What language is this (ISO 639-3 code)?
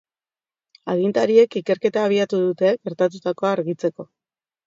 eus